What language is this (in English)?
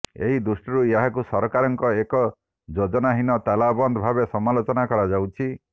Odia